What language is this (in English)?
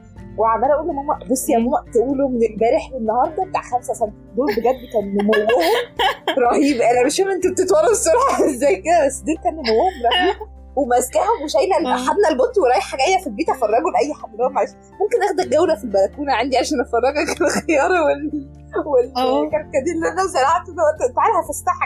Arabic